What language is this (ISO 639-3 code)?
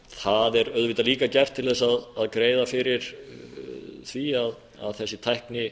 isl